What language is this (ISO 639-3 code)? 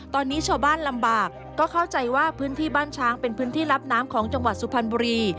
tha